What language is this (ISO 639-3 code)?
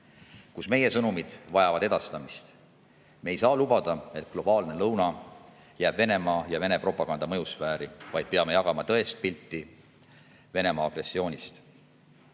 est